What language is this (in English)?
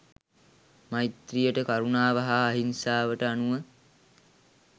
Sinhala